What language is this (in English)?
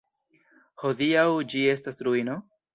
Esperanto